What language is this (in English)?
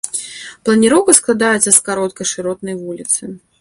Belarusian